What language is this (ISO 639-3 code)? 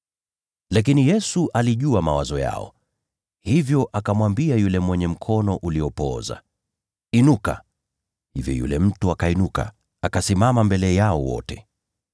swa